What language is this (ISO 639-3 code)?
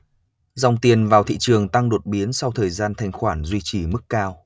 vie